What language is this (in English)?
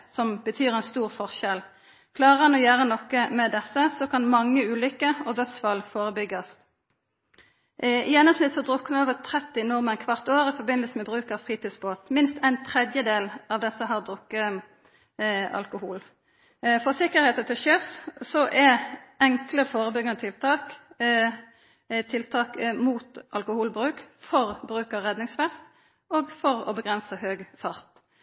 Norwegian Nynorsk